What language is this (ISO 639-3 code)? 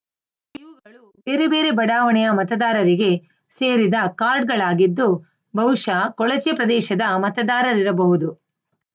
kan